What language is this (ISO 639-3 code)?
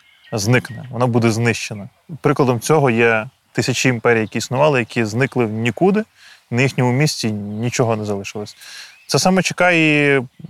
ukr